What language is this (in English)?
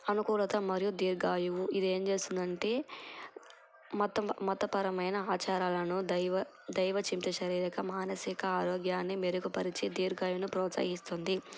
Telugu